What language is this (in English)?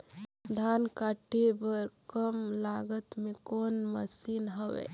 Chhattisgarhi